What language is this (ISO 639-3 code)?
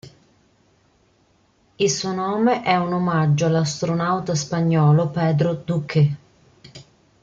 ita